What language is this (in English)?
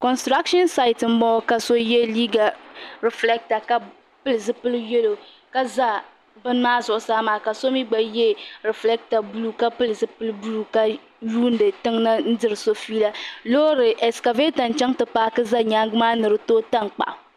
Dagbani